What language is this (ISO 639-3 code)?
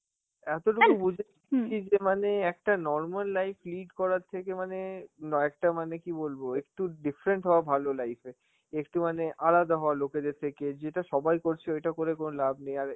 ben